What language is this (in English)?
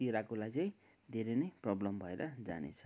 Nepali